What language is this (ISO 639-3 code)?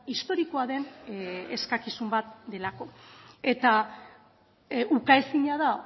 eus